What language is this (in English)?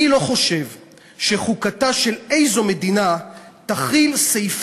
Hebrew